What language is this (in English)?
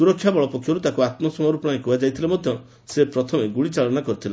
Odia